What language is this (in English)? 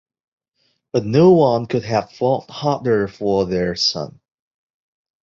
English